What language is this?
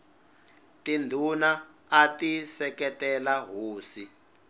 Tsonga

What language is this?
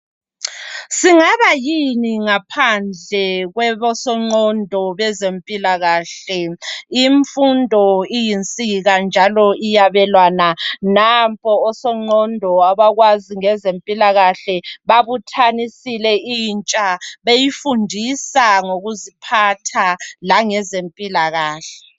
North Ndebele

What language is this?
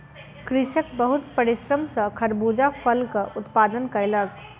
Maithili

